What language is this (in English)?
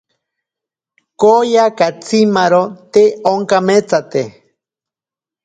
Ashéninka Perené